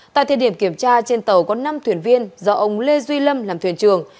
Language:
Vietnamese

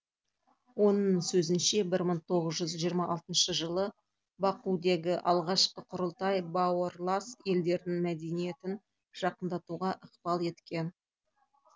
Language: Kazakh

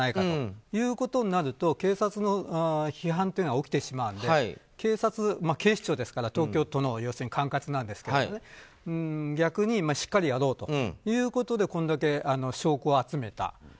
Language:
Japanese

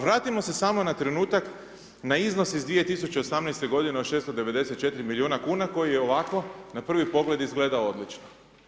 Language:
Croatian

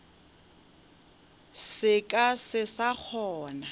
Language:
Northern Sotho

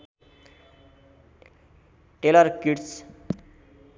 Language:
Nepali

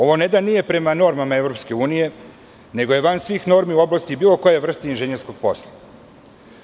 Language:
Serbian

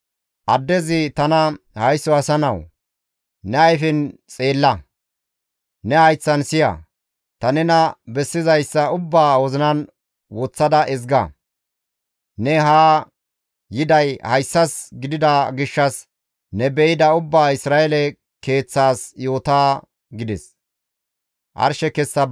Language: Gamo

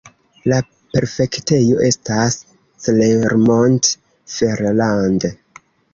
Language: Esperanto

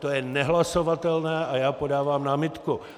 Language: Czech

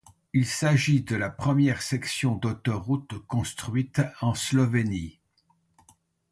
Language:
French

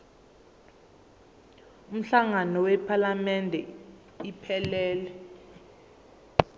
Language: Zulu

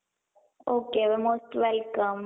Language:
Marathi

